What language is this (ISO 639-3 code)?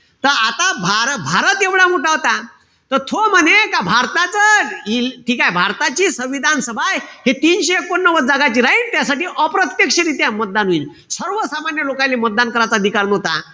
mar